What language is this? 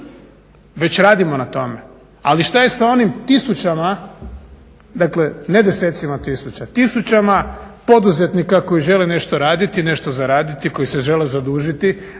Croatian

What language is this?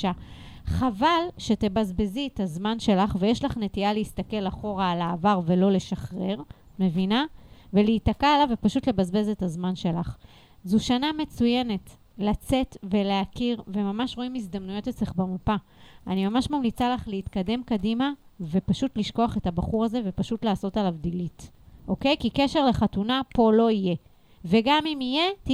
Hebrew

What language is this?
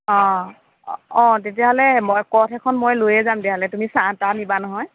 Assamese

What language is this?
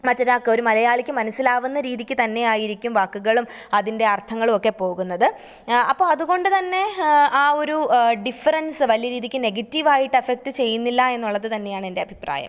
Malayalam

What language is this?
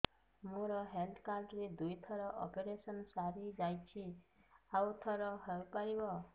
Odia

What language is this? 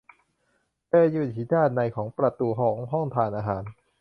Thai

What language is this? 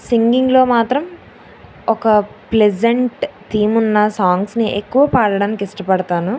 Telugu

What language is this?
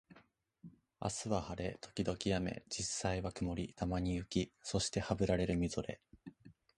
Japanese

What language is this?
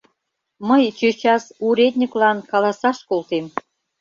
Mari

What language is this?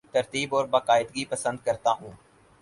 Urdu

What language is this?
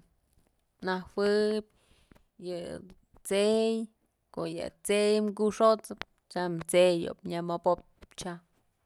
Mazatlán Mixe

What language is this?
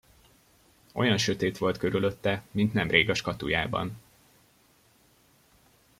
Hungarian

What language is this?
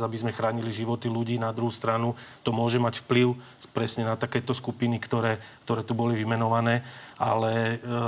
Slovak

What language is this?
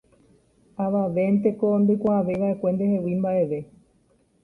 Guarani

